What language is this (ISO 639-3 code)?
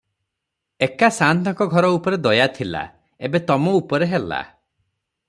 ori